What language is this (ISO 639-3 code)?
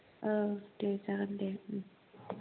brx